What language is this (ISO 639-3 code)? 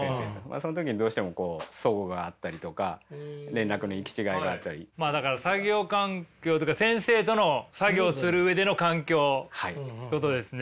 jpn